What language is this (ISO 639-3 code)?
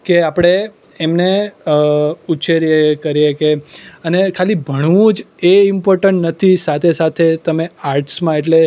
guj